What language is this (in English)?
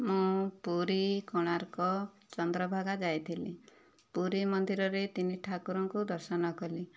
Odia